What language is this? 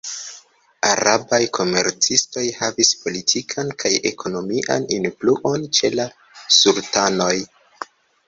Esperanto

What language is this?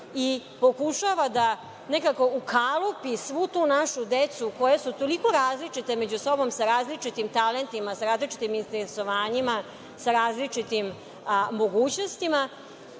Serbian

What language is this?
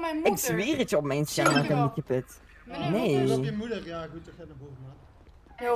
Dutch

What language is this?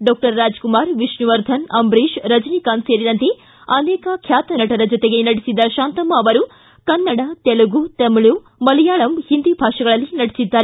Kannada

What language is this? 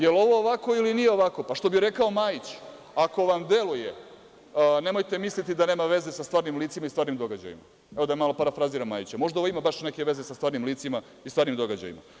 Serbian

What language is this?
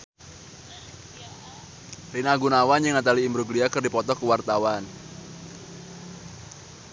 Sundanese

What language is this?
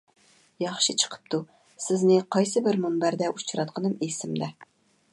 Uyghur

